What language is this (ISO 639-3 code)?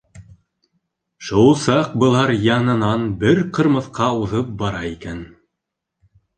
bak